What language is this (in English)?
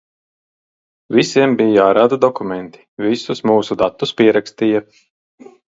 Latvian